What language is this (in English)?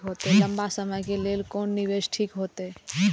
Maithili